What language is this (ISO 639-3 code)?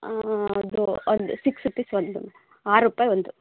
kan